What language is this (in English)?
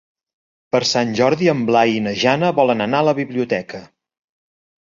Catalan